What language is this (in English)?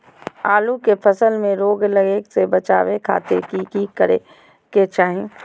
Magahi